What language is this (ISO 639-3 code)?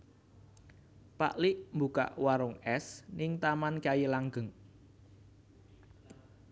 jav